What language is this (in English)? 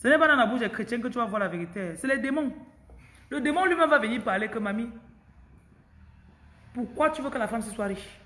French